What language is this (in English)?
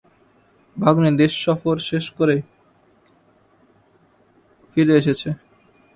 Bangla